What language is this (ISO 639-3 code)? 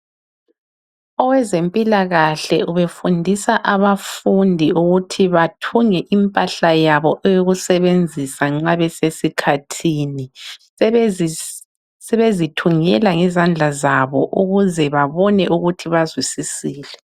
nde